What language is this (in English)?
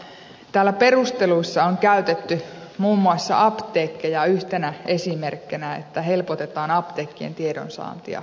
Finnish